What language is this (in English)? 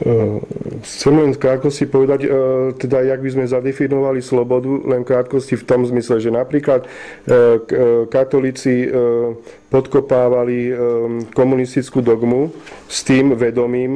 Slovak